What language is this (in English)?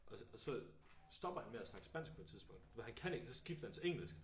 Danish